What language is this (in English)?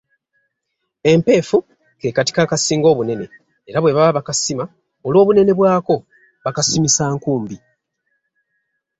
Ganda